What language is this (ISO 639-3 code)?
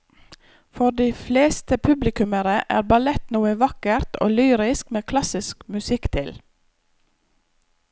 nor